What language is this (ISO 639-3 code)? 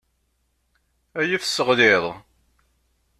kab